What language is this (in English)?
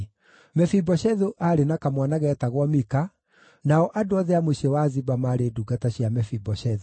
Kikuyu